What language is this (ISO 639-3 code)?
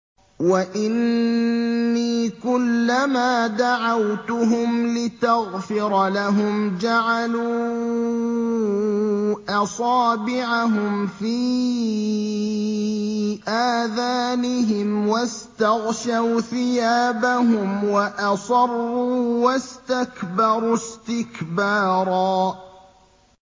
ara